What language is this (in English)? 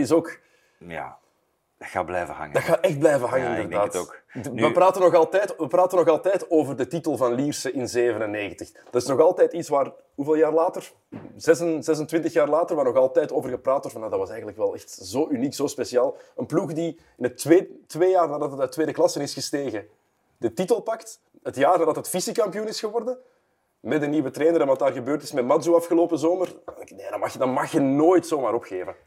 Dutch